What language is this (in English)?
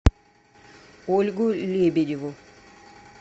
Russian